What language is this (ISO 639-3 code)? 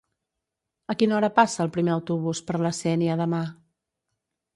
cat